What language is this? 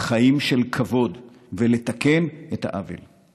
Hebrew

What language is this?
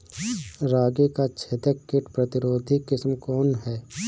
Bhojpuri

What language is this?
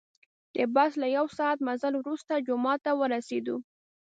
Pashto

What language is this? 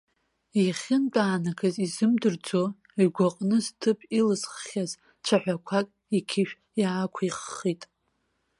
Abkhazian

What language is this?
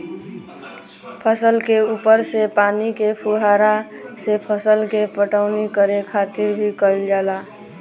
Bhojpuri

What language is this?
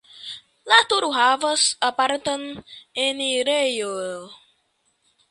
Esperanto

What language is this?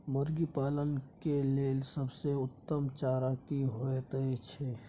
Maithili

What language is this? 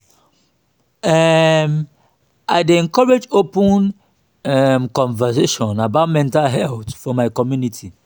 Nigerian Pidgin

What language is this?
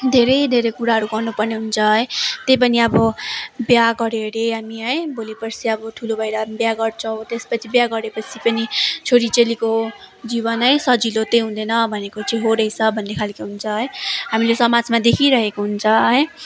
Nepali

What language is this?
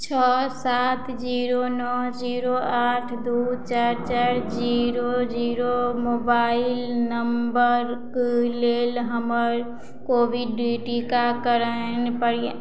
Maithili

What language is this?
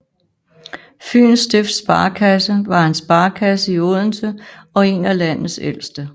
Danish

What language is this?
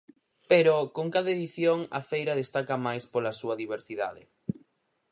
Galician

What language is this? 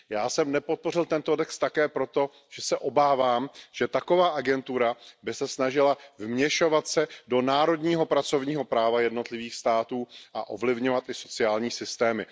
Czech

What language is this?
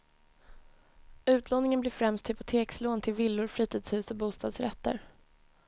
Swedish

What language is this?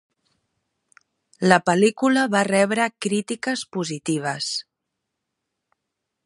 Catalan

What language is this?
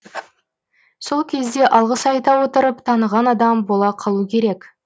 Kazakh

